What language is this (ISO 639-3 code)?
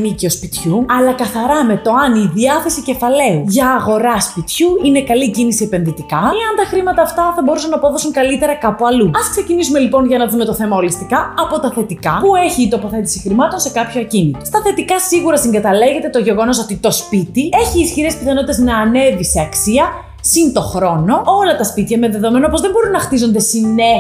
ell